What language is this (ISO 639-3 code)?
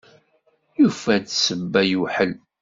kab